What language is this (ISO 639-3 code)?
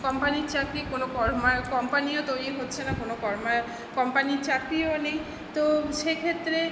ben